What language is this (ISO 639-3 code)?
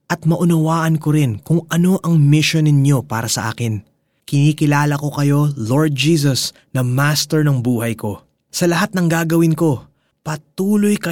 fil